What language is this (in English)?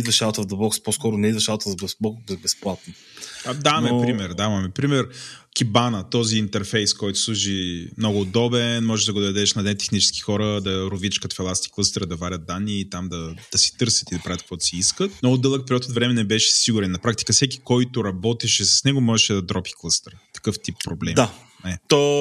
Bulgarian